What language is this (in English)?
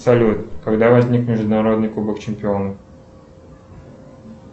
Russian